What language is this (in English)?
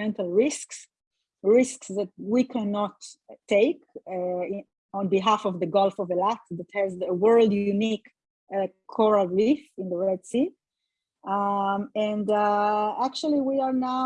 English